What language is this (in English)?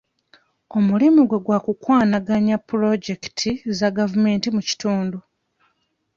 Ganda